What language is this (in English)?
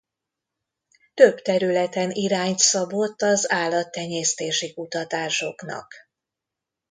Hungarian